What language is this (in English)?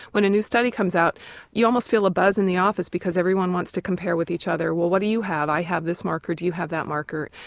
English